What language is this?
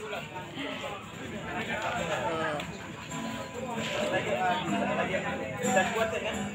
Indonesian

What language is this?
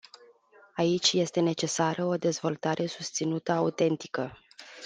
Romanian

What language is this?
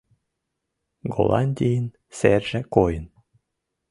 Mari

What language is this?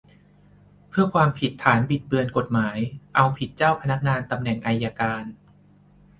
Thai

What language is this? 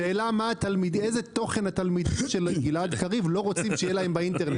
Hebrew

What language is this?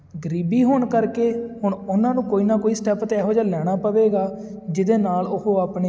Punjabi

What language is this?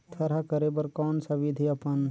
Chhattisgarhi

